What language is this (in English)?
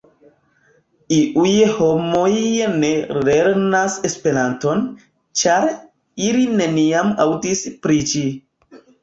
Esperanto